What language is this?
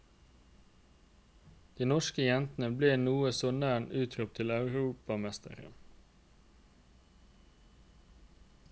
Norwegian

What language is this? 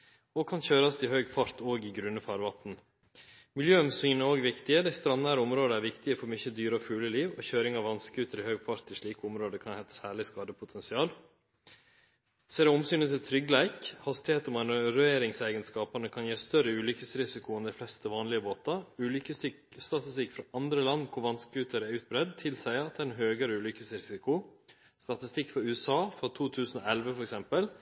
Norwegian Nynorsk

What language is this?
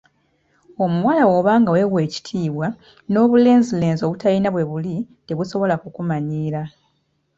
Ganda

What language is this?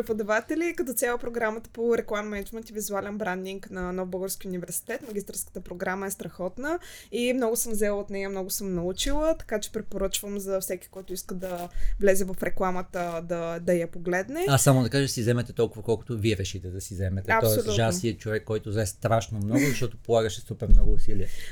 Bulgarian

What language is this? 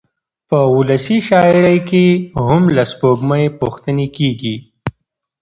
Pashto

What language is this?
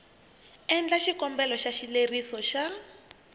Tsonga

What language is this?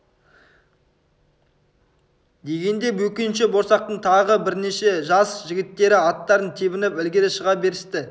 Kazakh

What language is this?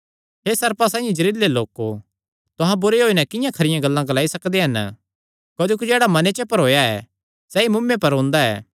Kangri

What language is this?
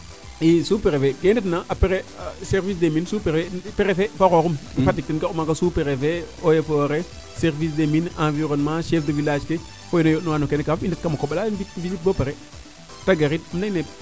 Serer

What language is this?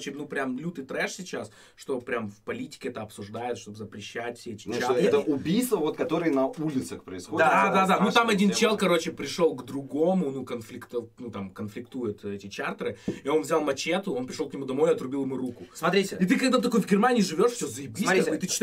Russian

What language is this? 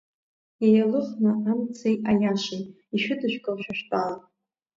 Abkhazian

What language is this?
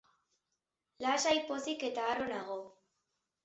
Basque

